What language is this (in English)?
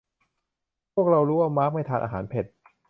Thai